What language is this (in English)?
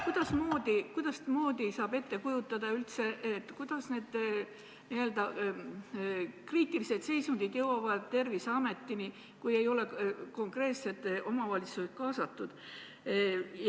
Estonian